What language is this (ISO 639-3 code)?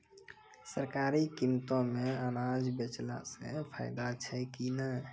mai